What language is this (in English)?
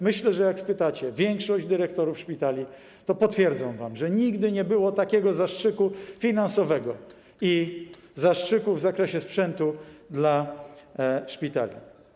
Polish